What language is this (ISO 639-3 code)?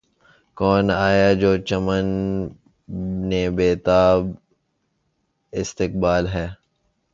urd